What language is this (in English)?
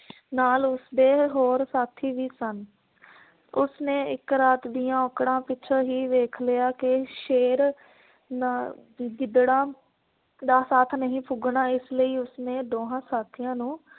Punjabi